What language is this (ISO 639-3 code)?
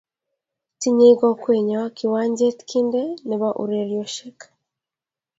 kln